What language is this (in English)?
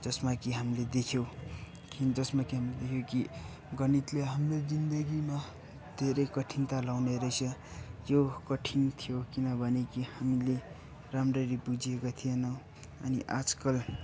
Nepali